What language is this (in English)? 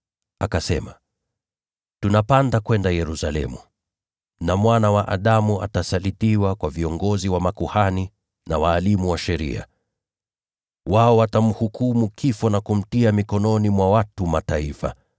Swahili